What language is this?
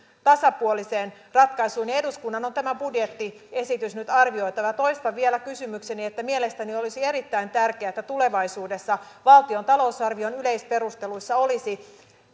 Finnish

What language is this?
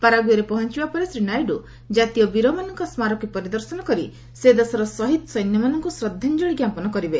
Odia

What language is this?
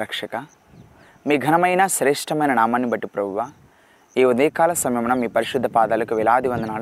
Telugu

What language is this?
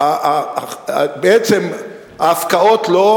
Hebrew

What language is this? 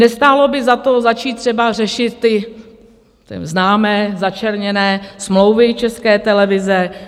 Czech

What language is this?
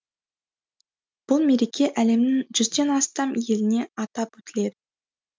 Kazakh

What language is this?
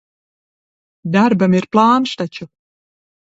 Latvian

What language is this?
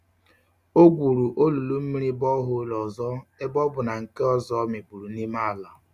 Igbo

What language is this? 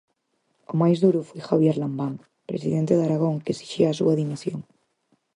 Galician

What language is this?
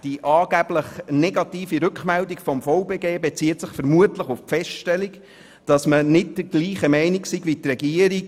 Swiss German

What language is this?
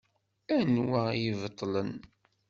Kabyle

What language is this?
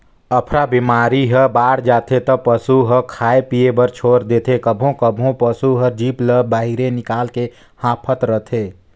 Chhattisgarhi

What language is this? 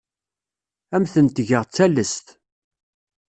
Kabyle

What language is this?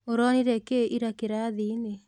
Kikuyu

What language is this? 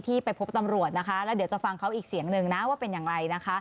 Thai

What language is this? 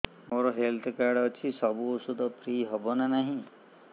Odia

